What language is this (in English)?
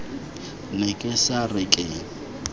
Tswana